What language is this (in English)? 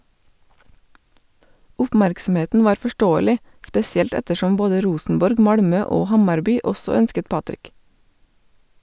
Norwegian